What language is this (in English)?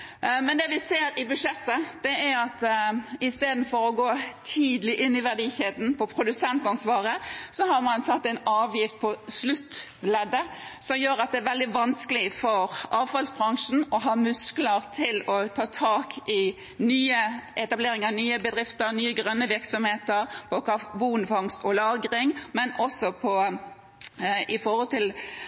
Norwegian Bokmål